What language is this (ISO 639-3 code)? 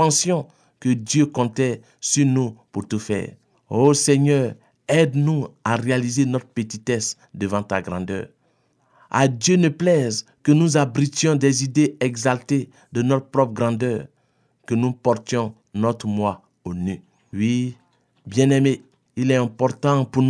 fra